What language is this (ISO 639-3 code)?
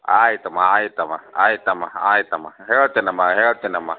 kan